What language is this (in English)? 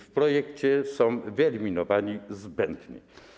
Polish